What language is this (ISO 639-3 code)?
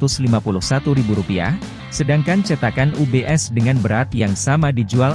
ind